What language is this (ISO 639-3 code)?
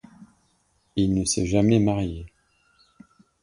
fra